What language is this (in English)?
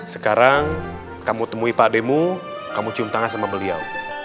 Indonesian